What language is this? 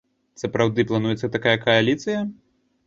Belarusian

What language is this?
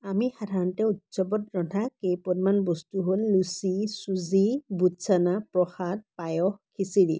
Assamese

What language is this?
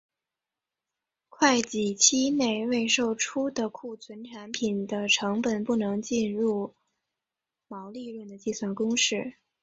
Chinese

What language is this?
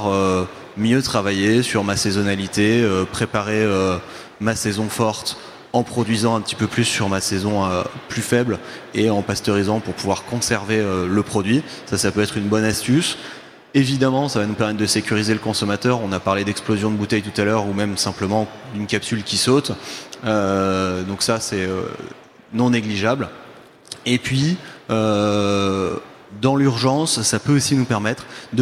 French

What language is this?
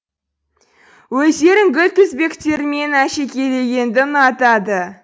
Kazakh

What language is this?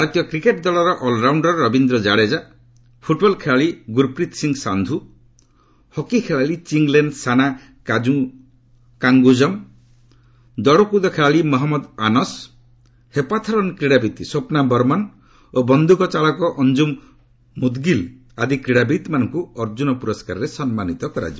Odia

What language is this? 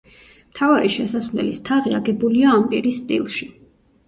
Georgian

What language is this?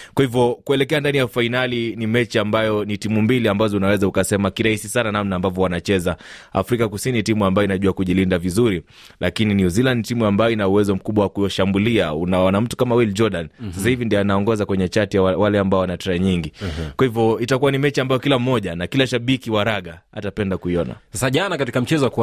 Swahili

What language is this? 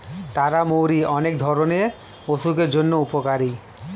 Bangla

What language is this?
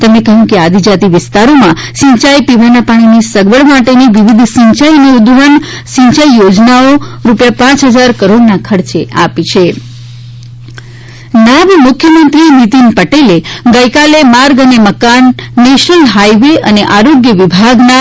Gujarati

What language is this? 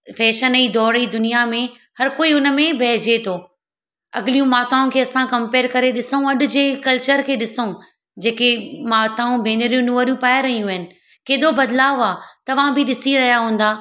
Sindhi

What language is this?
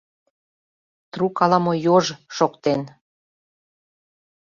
Mari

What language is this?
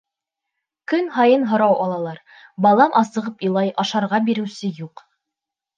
Bashkir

